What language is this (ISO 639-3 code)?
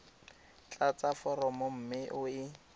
tsn